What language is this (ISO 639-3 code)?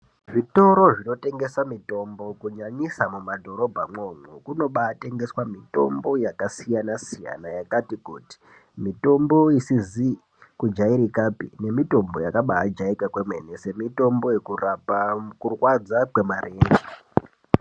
ndc